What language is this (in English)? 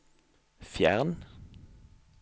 Norwegian